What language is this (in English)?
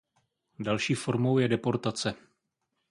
Czech